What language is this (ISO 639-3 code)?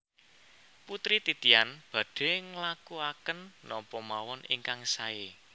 jav